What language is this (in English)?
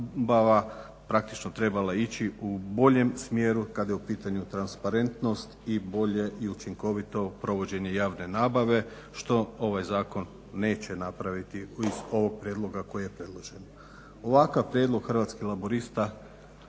Croatian